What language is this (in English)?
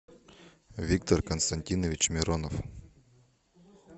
Russian